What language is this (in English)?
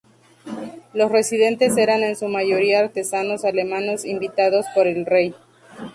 Spanish